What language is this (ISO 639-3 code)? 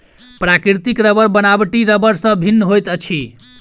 mai